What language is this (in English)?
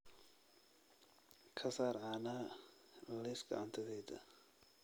Somali